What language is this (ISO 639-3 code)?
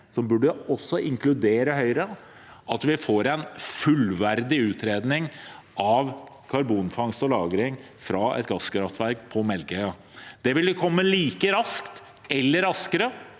nor